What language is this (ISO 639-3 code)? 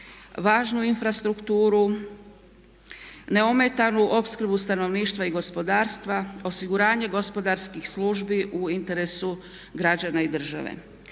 hrv